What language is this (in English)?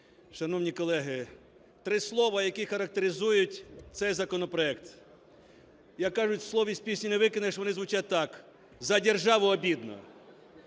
Ukrainian